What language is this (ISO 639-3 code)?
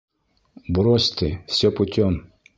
bak